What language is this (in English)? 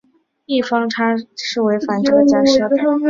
Chinese